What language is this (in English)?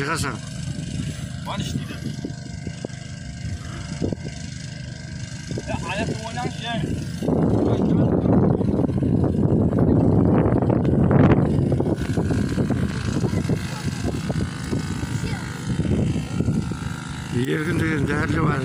Turkish